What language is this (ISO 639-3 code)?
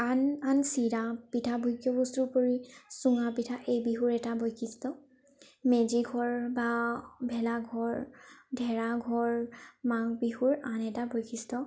asm